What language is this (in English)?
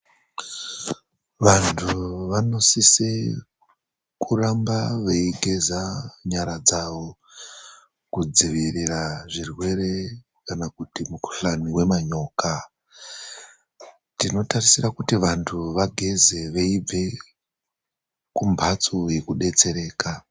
Ndau